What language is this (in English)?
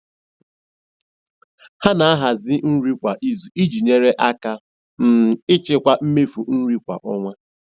Igbo